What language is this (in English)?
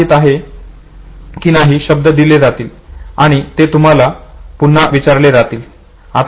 Marathi